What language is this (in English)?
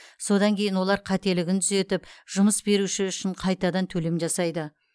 Kazakh